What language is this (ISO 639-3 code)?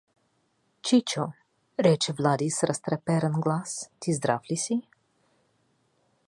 bul